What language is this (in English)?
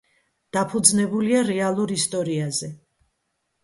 Georgian